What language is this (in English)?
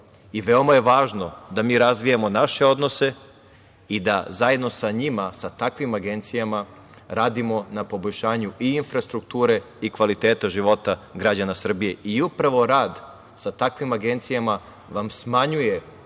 Serbian